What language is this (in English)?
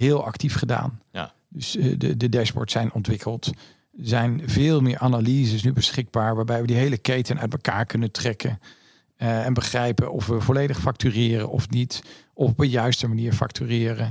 Dutch